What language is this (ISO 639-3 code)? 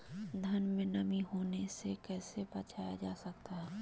mag